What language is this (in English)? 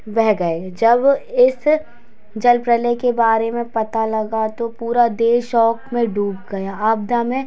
Hindi